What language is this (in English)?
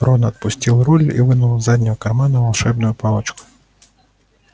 Russian